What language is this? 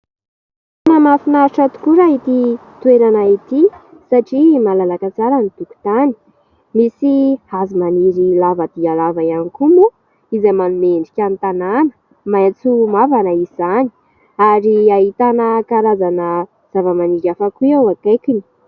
Malagasy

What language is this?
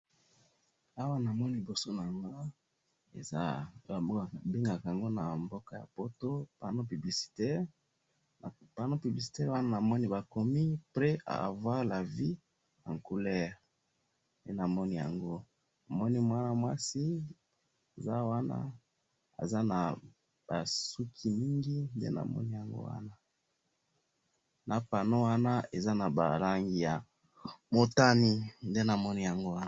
Lingala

